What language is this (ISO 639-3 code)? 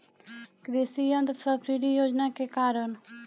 bho